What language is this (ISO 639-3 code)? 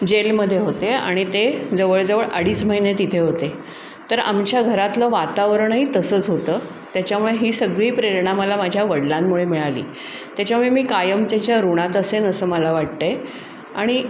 mar